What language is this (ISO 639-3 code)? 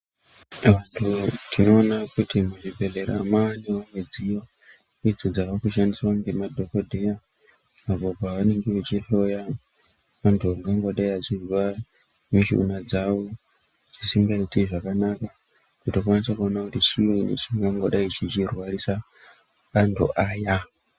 ndc